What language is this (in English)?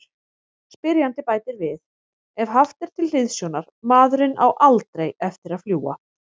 Icelandic